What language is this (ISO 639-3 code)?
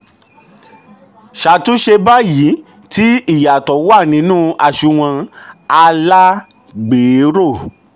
yor